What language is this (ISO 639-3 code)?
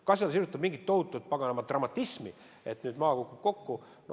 est